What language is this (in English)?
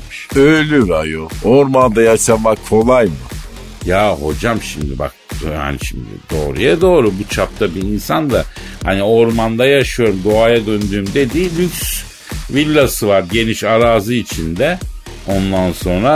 Turkish